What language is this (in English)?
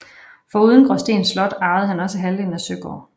Danish